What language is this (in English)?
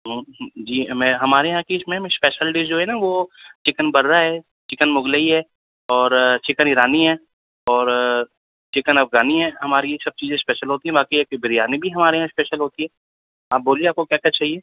Urdu